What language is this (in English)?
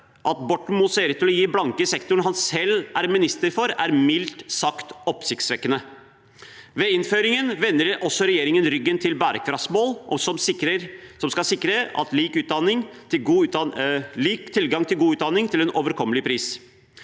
Norwegian